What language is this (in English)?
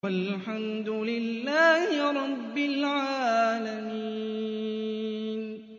Arabic